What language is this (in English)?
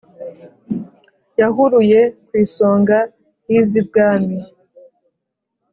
Kinyarwanda